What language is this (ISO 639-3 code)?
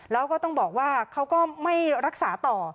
tha